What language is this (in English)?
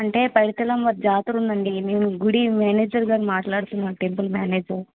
Telugu